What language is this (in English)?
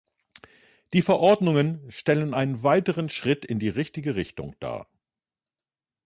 German